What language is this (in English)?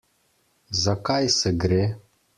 Slovenian